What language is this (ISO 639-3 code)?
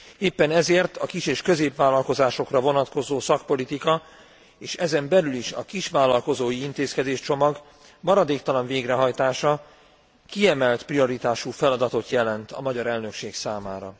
hun